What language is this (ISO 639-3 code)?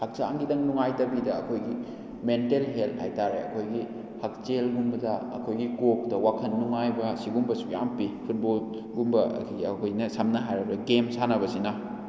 mni